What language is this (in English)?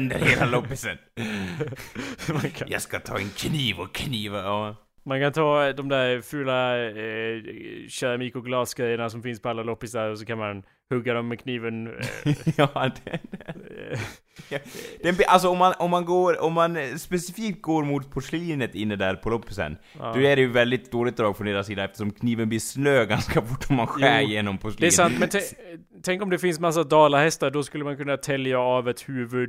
Swedish